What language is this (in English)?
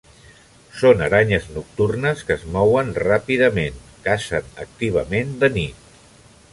Catalan